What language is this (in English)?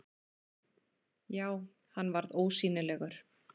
Icelandic